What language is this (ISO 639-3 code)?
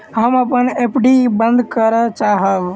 mai